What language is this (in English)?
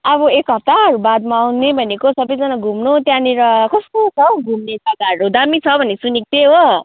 Nepali